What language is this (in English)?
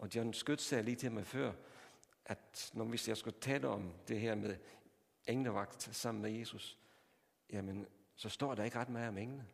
Danish